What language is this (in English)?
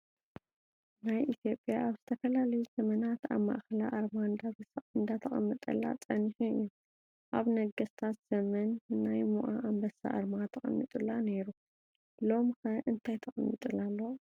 Tigrinya